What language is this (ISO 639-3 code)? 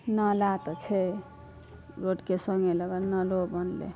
mai